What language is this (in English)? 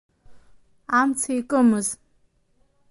Abkhazian